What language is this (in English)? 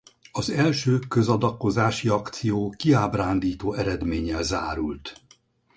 Hungarian